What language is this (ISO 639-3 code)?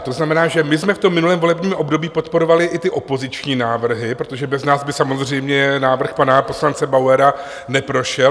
ces